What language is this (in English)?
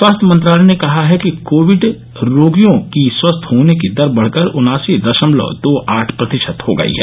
Hindi